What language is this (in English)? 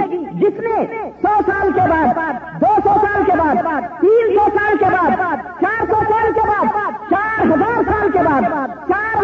Urdu